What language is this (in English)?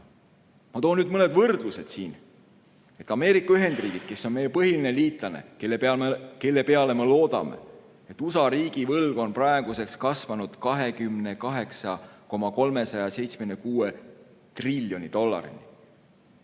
Estonian